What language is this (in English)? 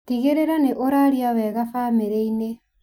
Kikuyu